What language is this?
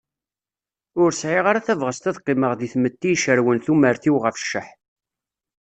Kabyle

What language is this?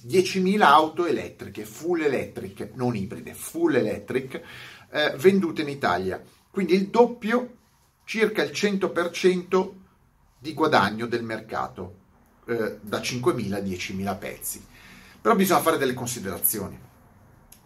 Italian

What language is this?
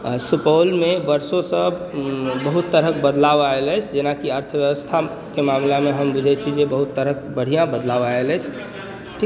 Maithili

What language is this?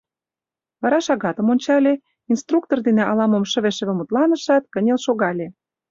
Mari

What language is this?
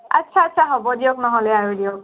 Assamese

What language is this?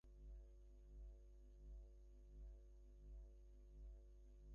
Bangla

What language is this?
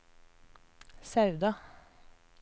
Norwegian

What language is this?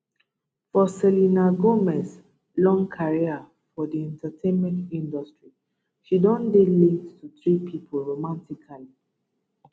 Nigerian Pidgin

